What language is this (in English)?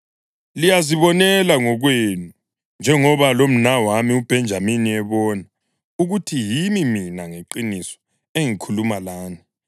North Ndebele